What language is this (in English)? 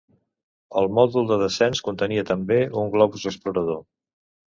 Catalan